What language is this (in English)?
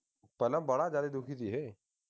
Punjabi